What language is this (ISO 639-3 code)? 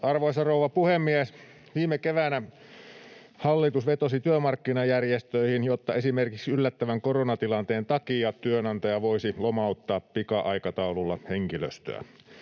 fin